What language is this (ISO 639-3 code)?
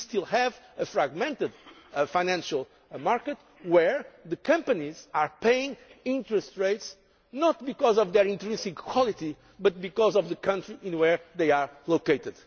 eng